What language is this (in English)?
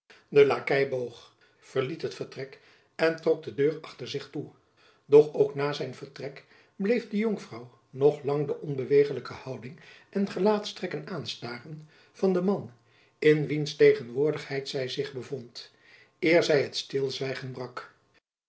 Dutch